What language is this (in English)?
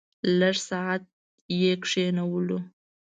Pashto